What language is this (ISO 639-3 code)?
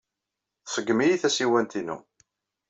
kab